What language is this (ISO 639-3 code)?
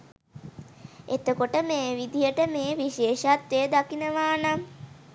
sin